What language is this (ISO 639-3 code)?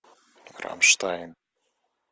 rus